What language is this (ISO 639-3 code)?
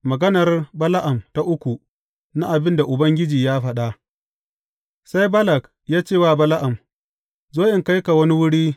hau